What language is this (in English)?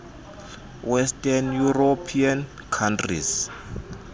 Xhosa